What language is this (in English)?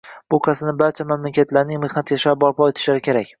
Uzbek